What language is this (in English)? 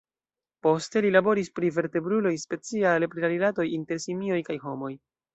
Esperanto